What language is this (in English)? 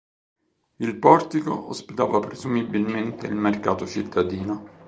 Italian